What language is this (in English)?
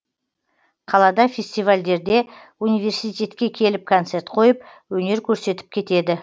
Kazakh